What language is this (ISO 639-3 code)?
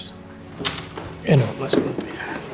ind